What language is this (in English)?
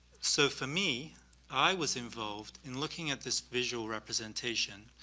English